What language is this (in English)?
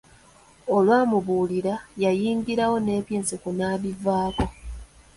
Ganda